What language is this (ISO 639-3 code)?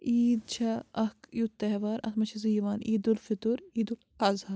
kas